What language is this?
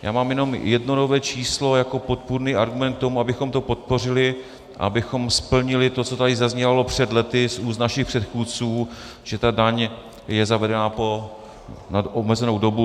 Czech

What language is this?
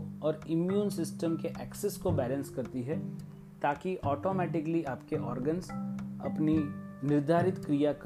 Hindi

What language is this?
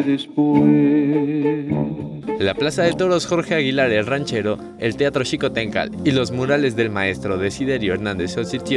Spanish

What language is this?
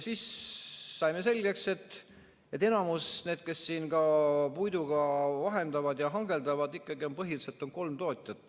Estonian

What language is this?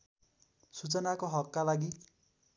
Nepali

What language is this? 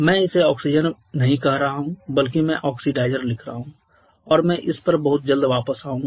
Hindi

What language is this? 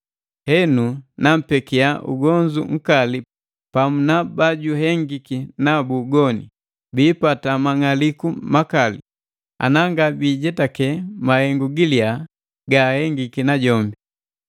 Matengo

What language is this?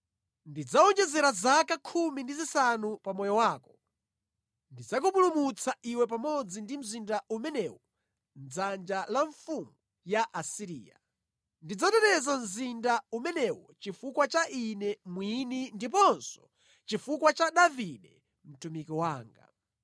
Nyanja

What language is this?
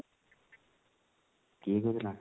Odia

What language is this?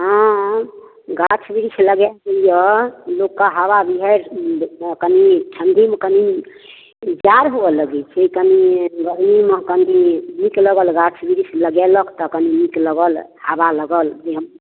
Maithili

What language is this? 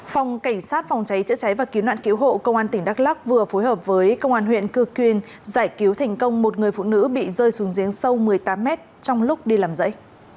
Vietnamese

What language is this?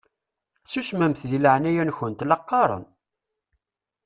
Kabyle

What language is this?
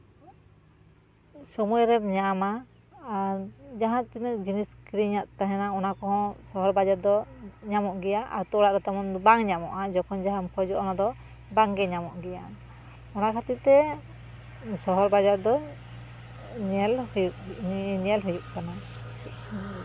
Santali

